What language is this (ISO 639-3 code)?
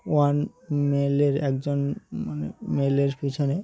ben